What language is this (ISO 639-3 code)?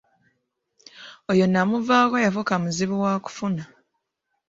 lug